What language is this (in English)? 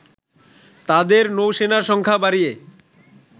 Bangla